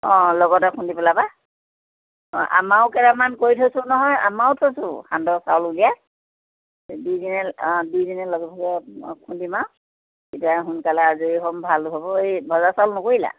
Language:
Assamese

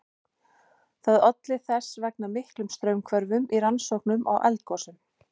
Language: Icelandic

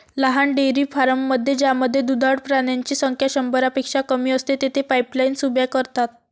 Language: Marathi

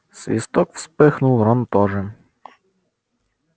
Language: Russian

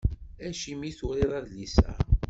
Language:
Kabyle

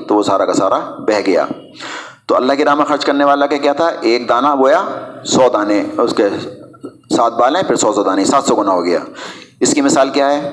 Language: Urdu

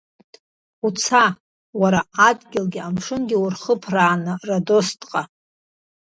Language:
Abkhazian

